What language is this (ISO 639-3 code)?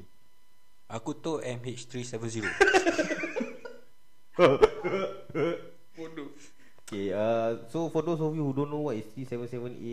msa